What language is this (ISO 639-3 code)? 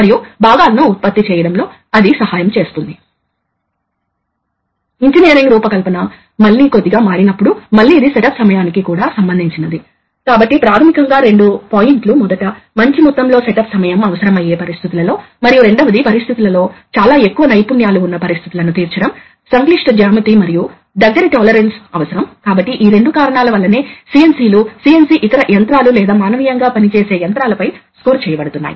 tel